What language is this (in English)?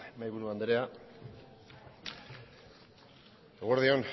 Basque